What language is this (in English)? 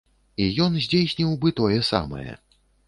Belarusian